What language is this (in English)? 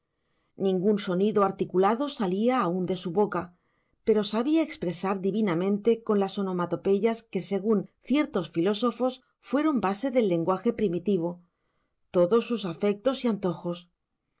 Spanish